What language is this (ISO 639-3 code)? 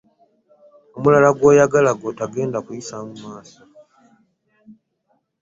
lug